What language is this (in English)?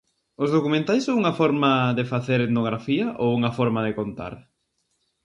Galician